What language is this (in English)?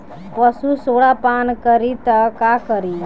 Bhojpuri